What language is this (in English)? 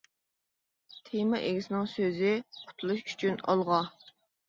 Uyghur